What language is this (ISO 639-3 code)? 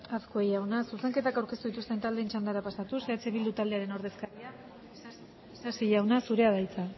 eus